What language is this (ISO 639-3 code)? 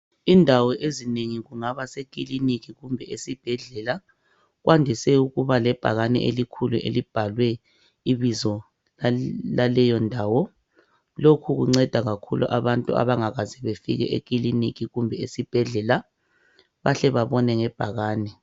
nde